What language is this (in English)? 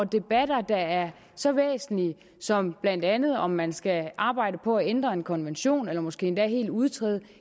Danish